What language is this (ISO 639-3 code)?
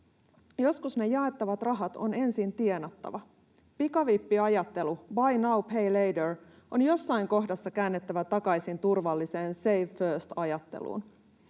fin